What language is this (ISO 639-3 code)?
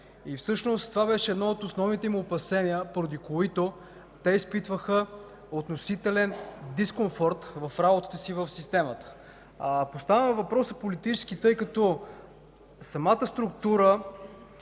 bul